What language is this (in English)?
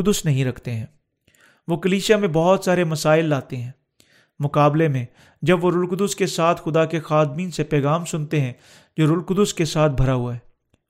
Urdu